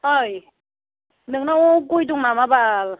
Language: Bodo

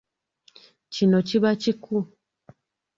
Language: Ganda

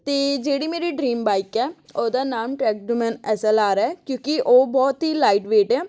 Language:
Punjabi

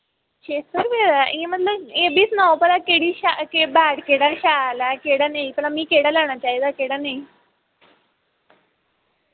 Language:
Dogri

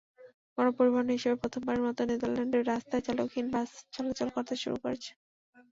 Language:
Bangla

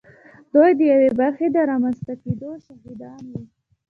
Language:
Pashto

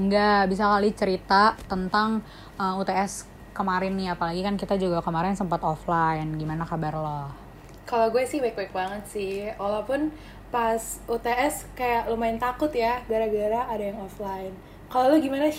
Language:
Indonesian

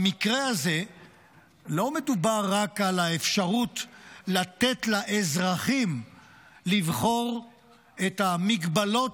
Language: Hebrew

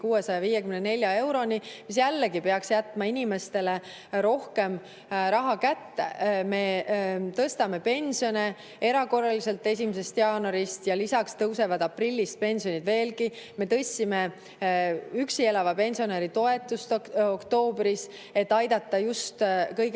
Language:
Estonian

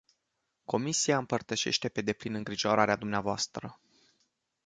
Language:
Romanian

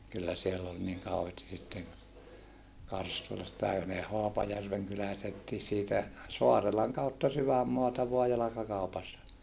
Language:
Finnish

